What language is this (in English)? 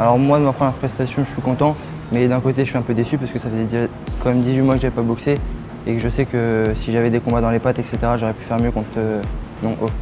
French